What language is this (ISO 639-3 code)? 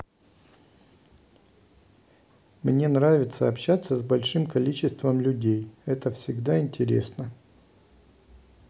rus